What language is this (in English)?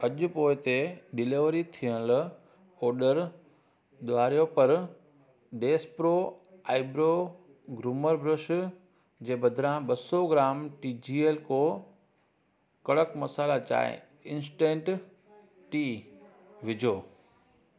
Sindhi